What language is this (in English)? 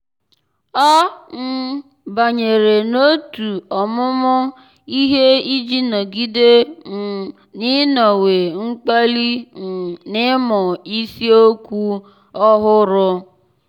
Igbo